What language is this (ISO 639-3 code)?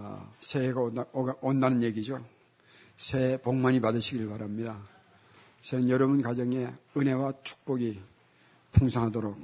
kor